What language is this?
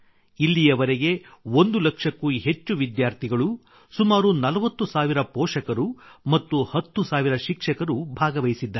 Kannada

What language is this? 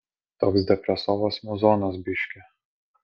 Lithuanian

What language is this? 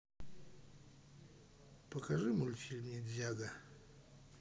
Russian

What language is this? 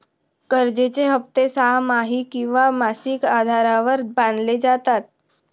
Marathi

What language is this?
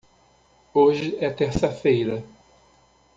Portuguese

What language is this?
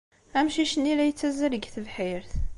Kabyle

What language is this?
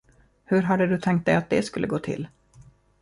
Swedish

